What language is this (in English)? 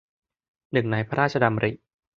Thai